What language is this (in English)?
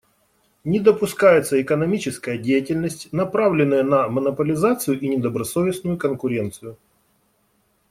Russian